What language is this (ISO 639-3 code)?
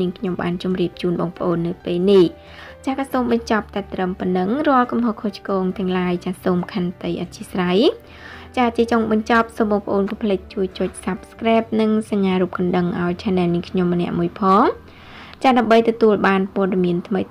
tha